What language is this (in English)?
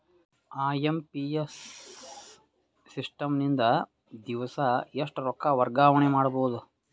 Kannada